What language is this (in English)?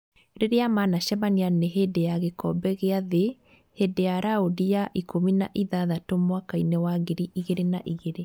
Kikuyu